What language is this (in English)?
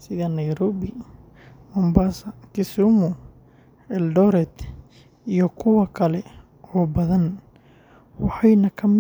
Somali